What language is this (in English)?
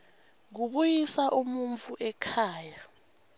Swati